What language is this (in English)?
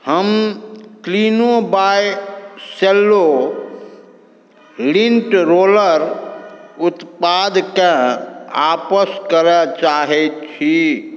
Maithili